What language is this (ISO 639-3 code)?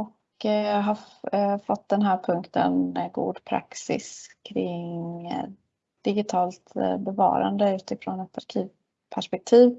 swe